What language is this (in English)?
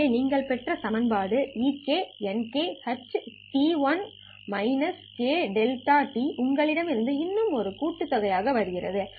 Tamil